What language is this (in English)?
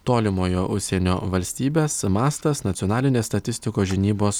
Lithuanian